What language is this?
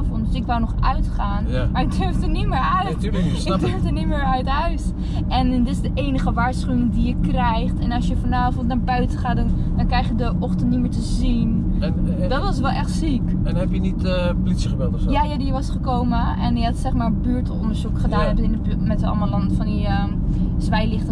Dutch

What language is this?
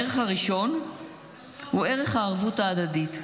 Hebrew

